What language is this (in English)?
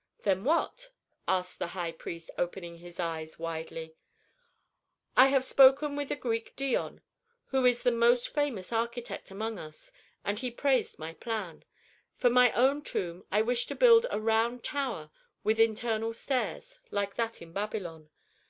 English